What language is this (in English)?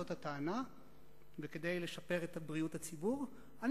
Hebrew